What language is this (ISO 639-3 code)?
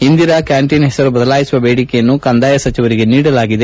kan